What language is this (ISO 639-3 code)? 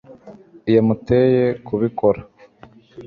kin